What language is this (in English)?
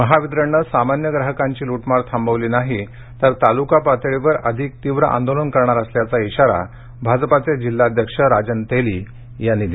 Marathi